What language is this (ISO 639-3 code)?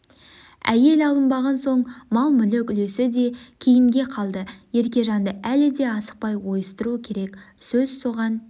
kaz